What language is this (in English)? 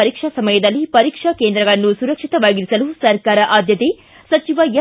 Kannada